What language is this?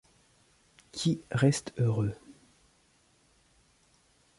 French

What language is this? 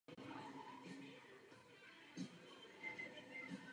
Czech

